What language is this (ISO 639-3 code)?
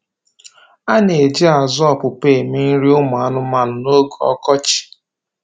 ibo